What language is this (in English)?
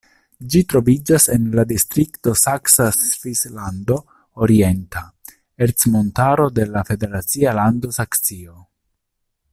Esperanto